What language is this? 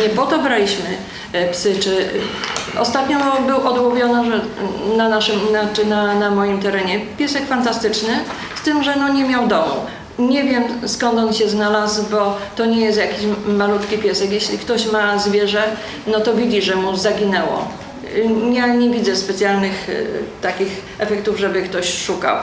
Polish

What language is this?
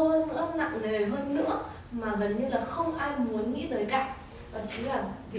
Vietnamese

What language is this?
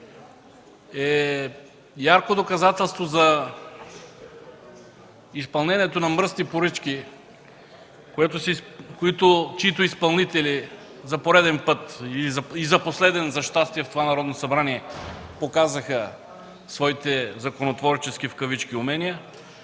Bulgarian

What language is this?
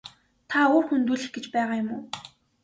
Mongolian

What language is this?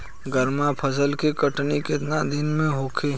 Bhojpuri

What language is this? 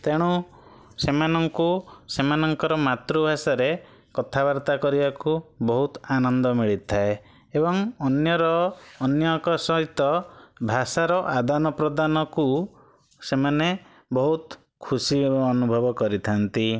Odia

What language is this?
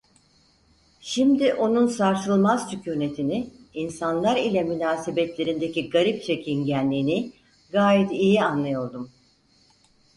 Turkish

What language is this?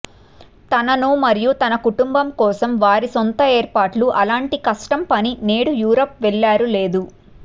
Telugu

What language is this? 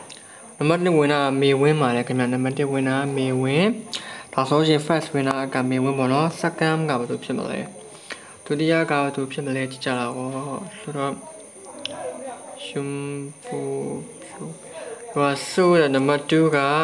Thai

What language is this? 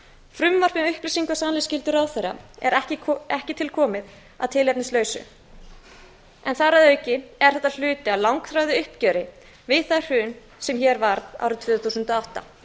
Icelandic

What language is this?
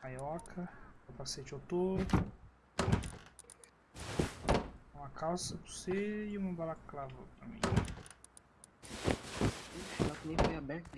Portuguese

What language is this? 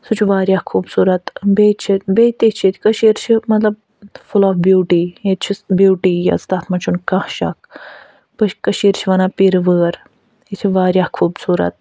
Kashmiri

